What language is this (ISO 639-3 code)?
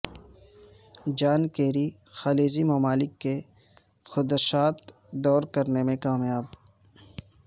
urd